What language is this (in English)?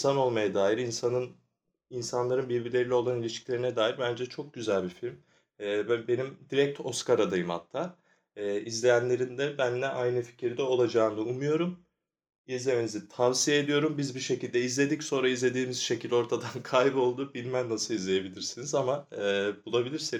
Turkish